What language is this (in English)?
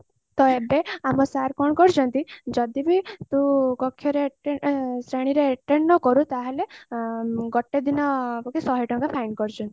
Odia